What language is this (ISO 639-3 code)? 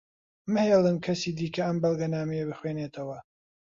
ckb